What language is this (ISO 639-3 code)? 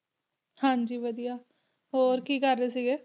pan